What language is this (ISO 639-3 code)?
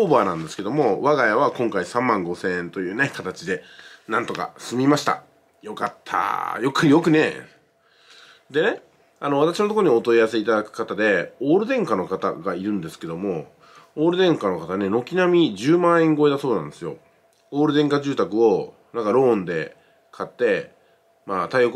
jpn